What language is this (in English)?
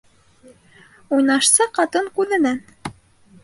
Bashkir